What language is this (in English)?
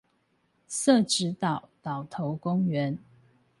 Chinese